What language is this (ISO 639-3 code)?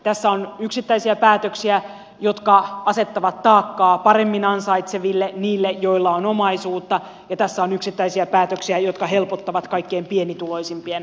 fin